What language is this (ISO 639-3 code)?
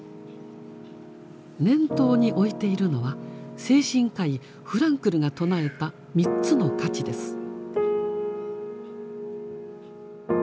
jpn